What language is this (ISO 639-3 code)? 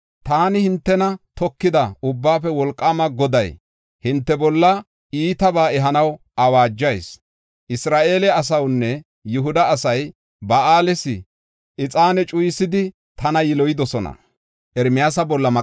gof